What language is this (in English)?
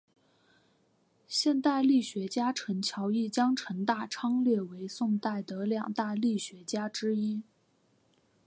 Chinese